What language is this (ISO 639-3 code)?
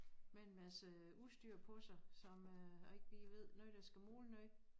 dan